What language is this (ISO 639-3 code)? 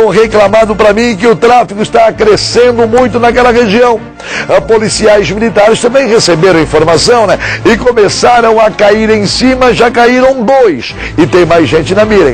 por